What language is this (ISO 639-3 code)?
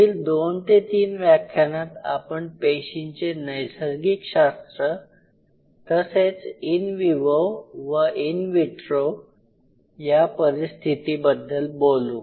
mar